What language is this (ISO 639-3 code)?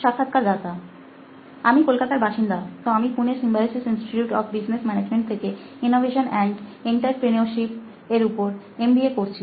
ben